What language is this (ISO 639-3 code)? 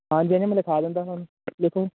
pan